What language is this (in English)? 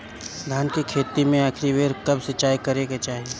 Bhojpuri